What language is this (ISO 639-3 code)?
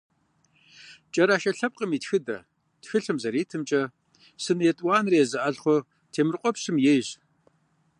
kbd